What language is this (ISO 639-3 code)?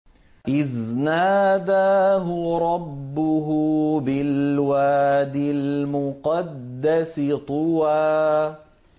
ara